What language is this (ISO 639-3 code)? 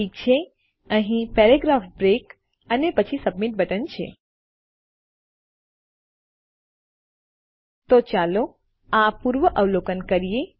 guj